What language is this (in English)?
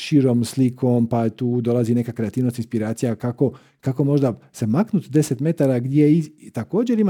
Croatian